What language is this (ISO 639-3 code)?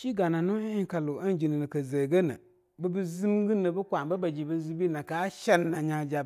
lnu